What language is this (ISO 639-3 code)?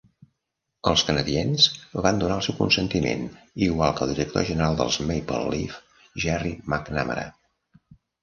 cat